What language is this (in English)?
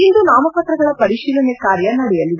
Kannada